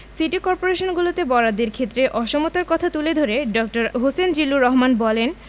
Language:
Bangla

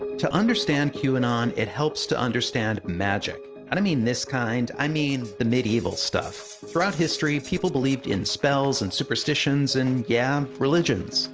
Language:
English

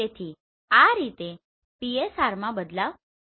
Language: Gujarati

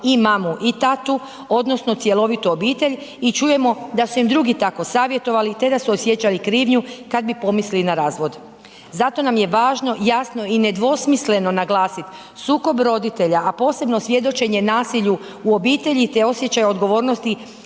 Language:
Croatian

